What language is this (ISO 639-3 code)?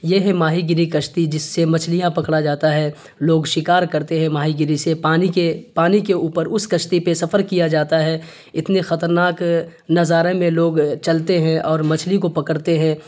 urd